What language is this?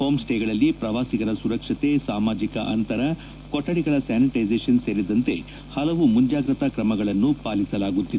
Kannada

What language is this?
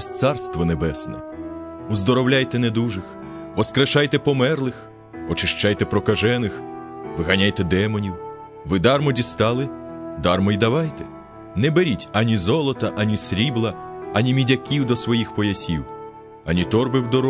Ukrainian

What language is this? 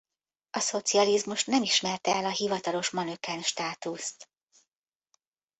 Hungarian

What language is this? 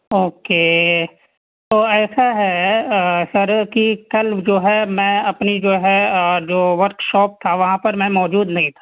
Urdu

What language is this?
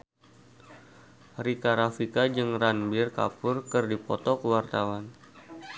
Sundanese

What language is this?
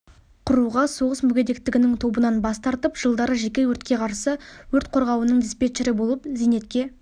Kazakh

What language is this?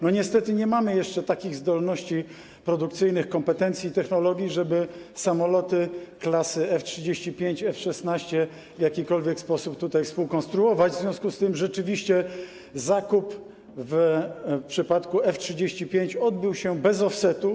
Polish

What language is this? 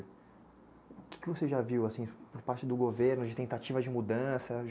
Portuguese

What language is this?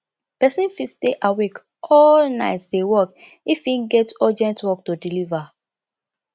Nigerian Pidgin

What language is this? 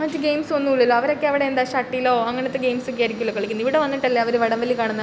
Malayalam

